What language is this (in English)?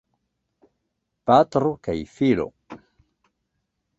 Esperanto